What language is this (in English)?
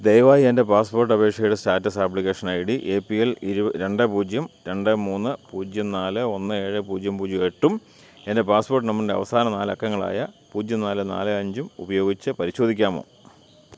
Malayalam